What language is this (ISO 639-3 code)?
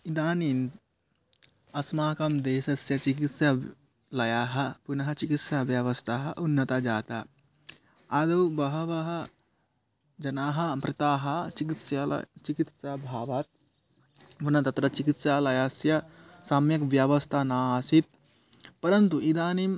san